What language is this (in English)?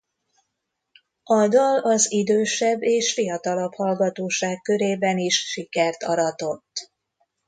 Hungarian